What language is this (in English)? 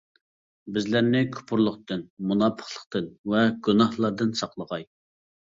Uyghur